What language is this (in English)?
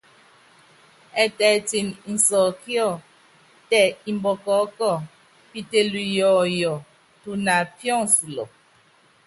Yangben